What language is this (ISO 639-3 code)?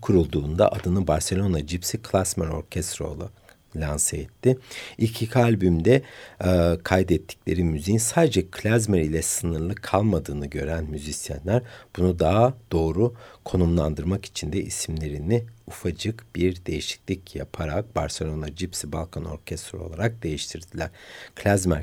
tur